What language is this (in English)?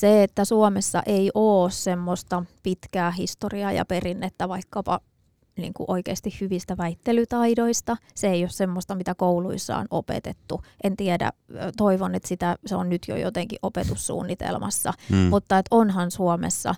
Finnish